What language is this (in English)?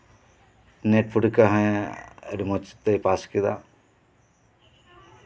Santali